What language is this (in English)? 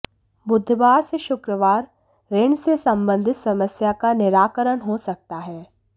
Hindi